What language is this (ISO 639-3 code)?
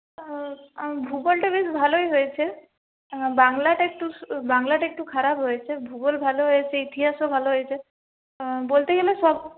ben